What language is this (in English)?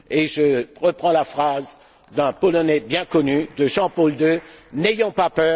French